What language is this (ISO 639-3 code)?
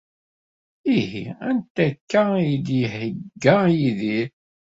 kab